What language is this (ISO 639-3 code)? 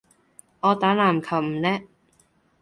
yue